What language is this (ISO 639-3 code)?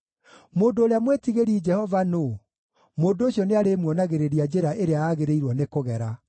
kik